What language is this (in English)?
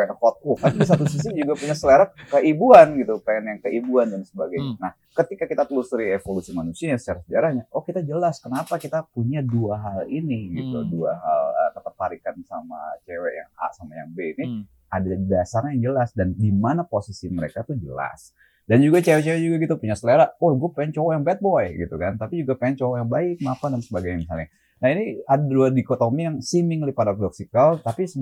Indonesian